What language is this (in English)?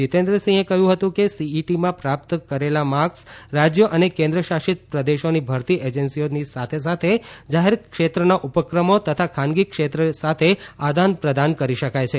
Gujarati